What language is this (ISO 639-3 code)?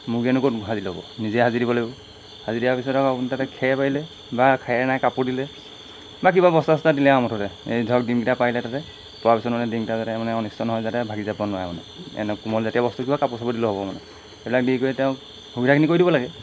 asm